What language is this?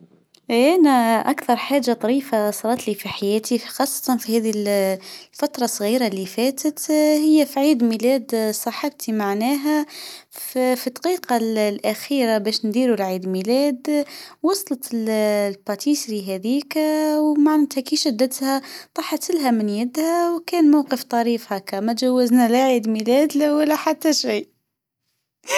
Tunisian Arabic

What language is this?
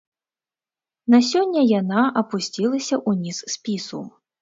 Belarusian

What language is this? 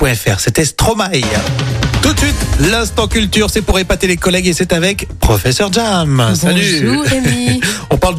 French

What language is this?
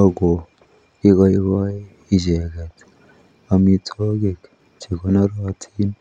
Kalenjin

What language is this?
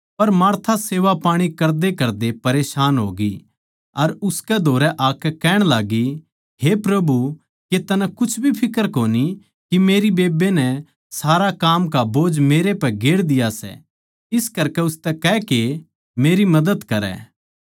Haryanvi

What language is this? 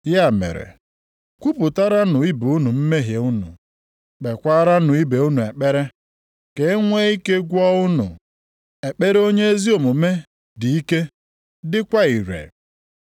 Igbo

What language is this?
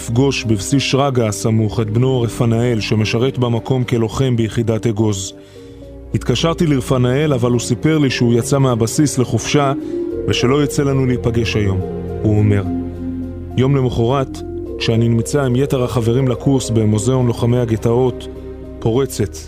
Hebrew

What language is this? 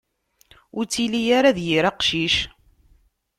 Kabyle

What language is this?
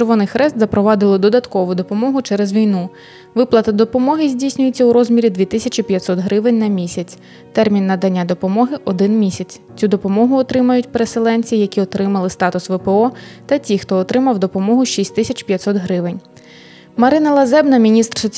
Ukrainian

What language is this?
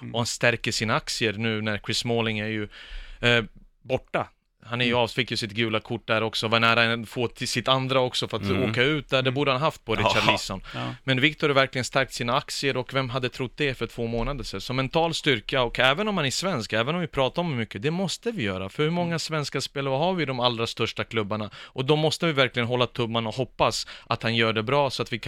Swedish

